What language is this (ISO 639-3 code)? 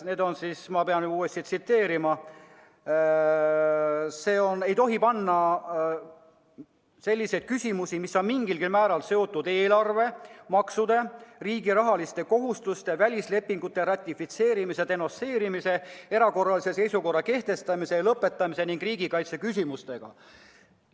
est